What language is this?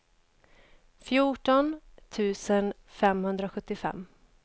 Swedish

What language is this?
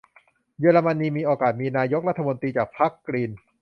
Thai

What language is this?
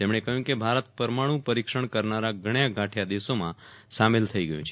Gujarati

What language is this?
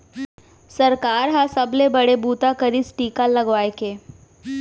Chhattisgarhi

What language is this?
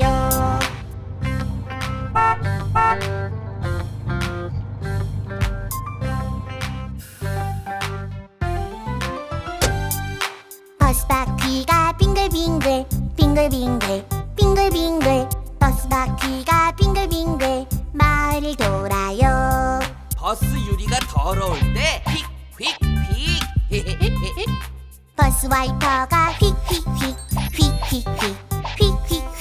Japanese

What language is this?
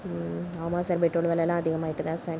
Tamil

